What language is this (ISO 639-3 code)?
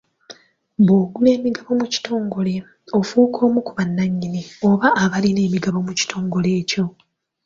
lug